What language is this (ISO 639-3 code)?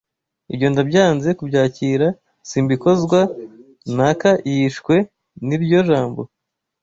kin